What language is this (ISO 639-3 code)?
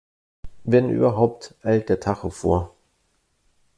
deu